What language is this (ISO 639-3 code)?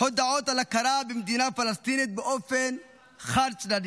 heb